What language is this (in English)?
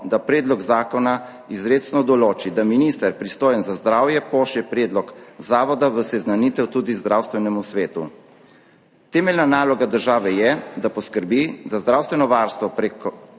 Slovenian